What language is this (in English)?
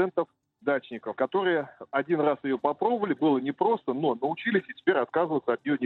Russian